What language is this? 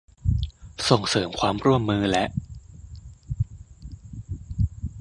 Thai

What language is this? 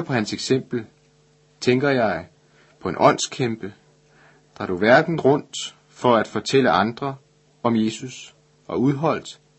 Danish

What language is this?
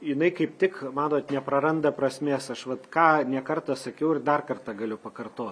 Lithuanian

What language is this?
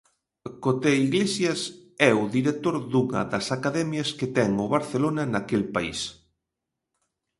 Galician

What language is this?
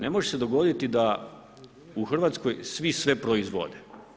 Croatian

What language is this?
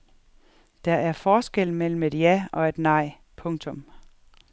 Danish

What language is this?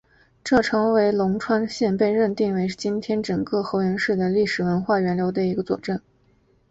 Chinese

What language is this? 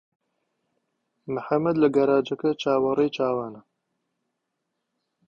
Central Kurdish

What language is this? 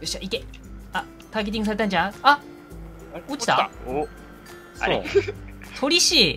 Japanese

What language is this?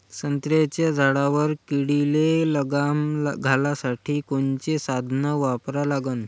Marathi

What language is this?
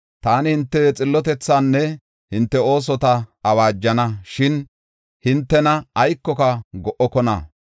Gofa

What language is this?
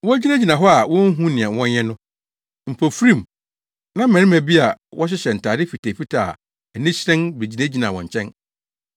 Akan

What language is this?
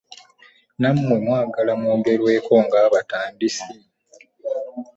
Ganda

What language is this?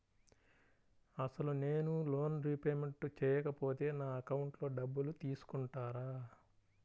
Telugu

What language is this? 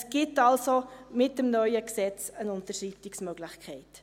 Swiss German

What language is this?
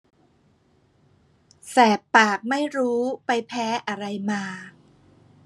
Thai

